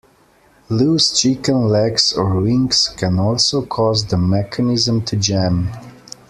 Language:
English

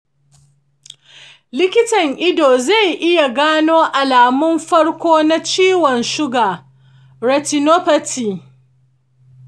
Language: Hausa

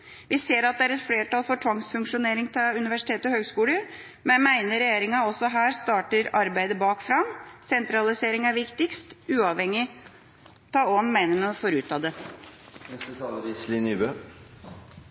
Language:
Norwegian Bokmål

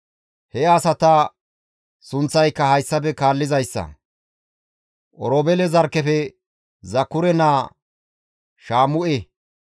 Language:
Gamo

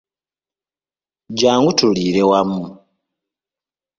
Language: Ganda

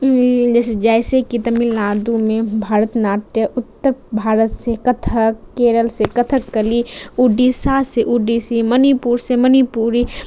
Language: Urdu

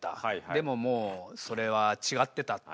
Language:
Japanese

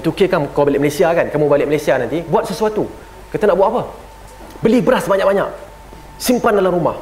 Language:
Malay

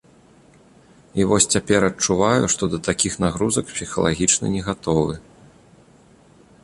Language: Belarusian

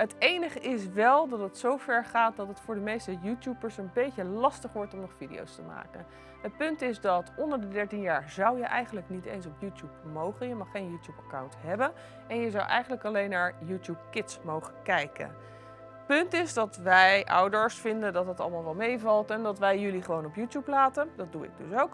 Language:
Dutch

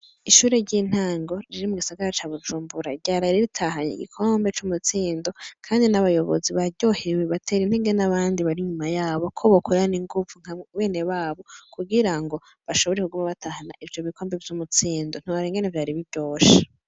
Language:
Rundi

